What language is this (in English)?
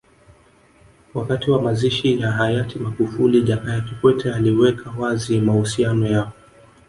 Swahili